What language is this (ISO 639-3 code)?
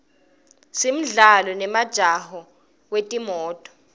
ssw